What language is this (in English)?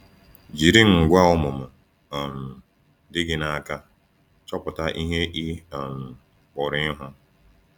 Igbo